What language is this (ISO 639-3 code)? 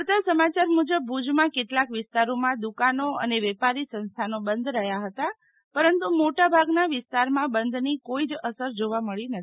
guj